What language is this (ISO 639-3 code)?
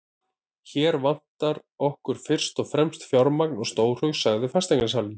isl